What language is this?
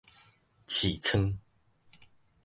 Min Nan Chinese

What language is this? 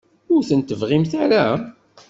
Kabyle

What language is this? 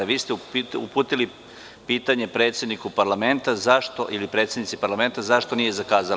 Serbian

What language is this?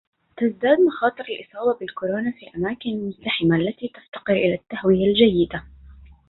Arabic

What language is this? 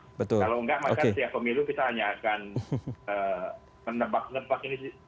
Indonesian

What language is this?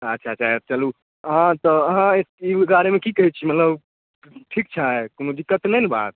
Maithili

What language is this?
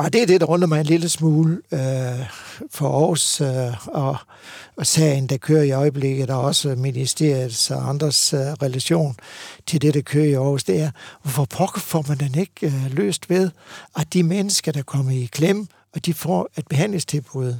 Danish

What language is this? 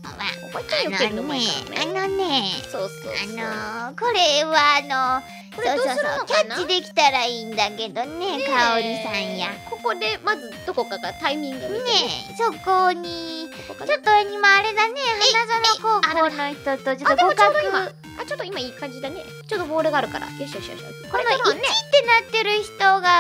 Japanese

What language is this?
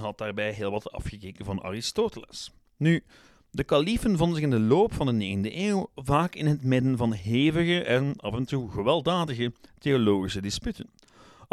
Dutch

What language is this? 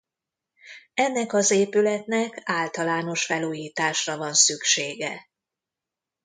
Hungarian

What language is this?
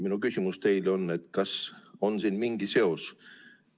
Estonian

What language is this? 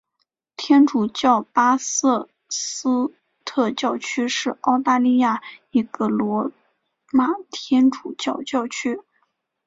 Chinese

